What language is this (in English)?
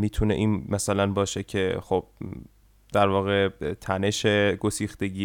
Persian